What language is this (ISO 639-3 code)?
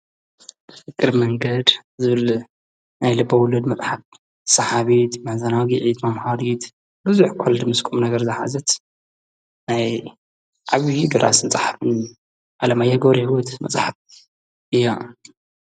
tir